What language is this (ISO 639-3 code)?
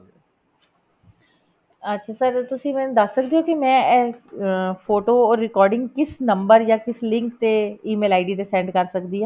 pan